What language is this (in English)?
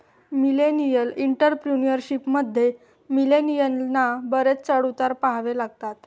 Marathi